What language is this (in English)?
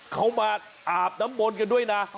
Thai